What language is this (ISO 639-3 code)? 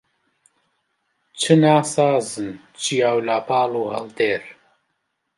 ckb